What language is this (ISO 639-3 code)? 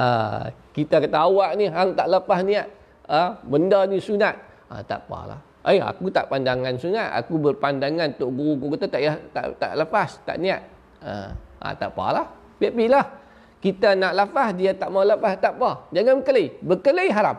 msa